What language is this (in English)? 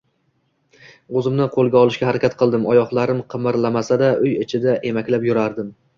Uzbek